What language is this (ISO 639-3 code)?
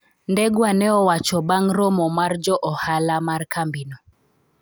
luo